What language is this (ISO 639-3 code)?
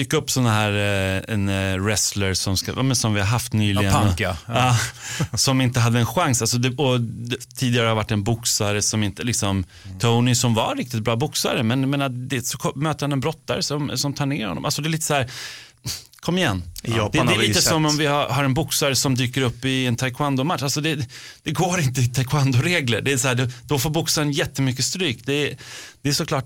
swe